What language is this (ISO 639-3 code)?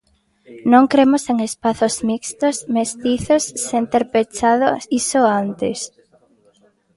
glg